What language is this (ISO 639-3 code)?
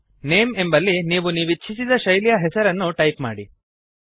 kan